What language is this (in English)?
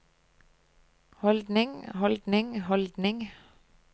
Norwegian